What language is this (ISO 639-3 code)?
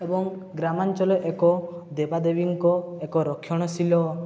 ori